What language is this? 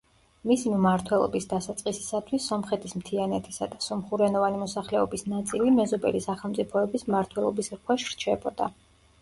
Georgian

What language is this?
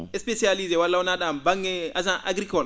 Fula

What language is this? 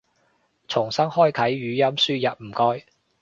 Cantonese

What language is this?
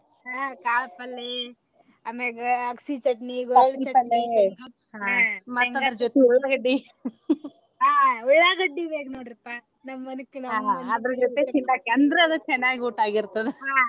Kannada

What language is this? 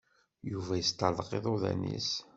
Kabyle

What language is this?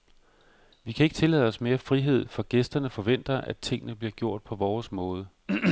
Danish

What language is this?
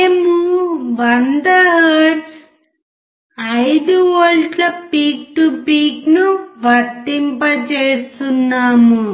Telugu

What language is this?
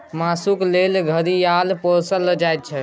Maithili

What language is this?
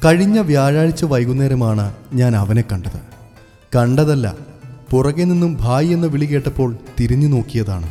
Malayalam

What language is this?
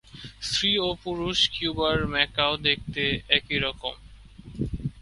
Bangla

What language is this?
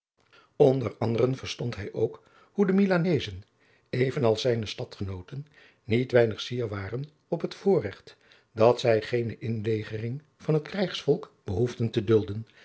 Dutch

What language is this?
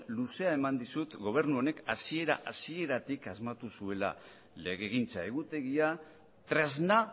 Basque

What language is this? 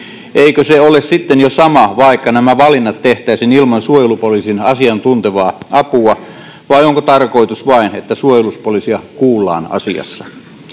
Finnish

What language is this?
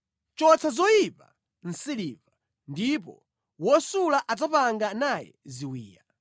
Nyanja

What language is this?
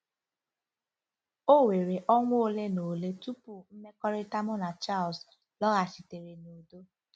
Igbo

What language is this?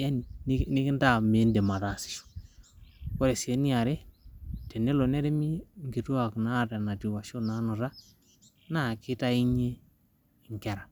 Masai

